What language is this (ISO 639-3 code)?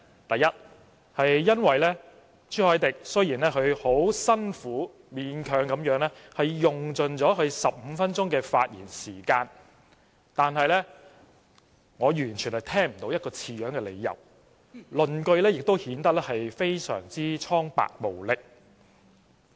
yue